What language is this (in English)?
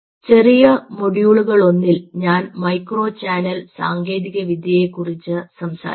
Malayalam